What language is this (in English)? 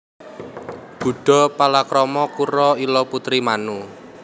Javanese